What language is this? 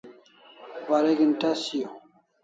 Kalasha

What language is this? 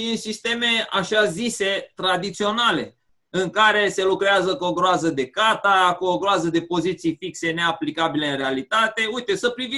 Romanian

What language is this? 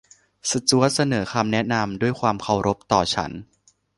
Thai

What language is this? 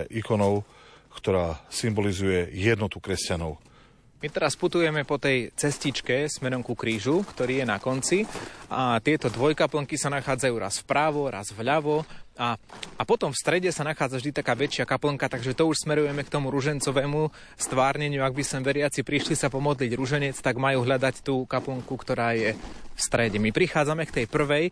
Slovak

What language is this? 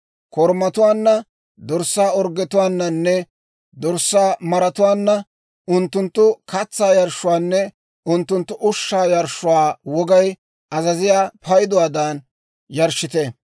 Dawro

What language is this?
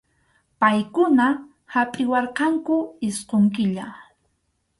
Arequipa-La Unión Quechua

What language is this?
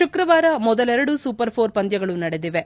Kannada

